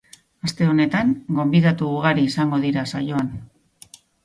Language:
Basque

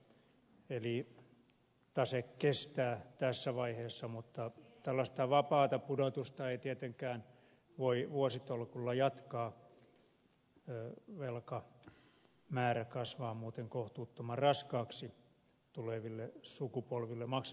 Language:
Finnish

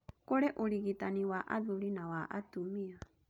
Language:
Kikuyu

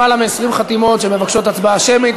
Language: Hebrew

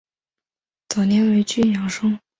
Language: Chinese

